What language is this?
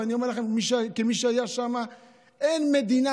Hebrew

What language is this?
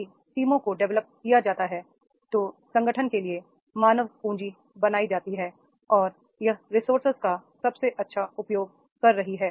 Hindi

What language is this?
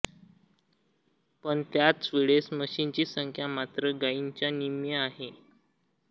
Marathi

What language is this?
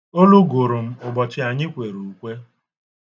Igbo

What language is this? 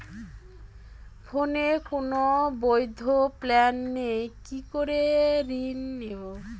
Bangla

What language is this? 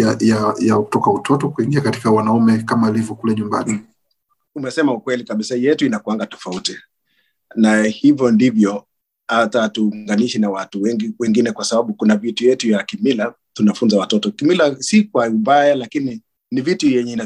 Swahili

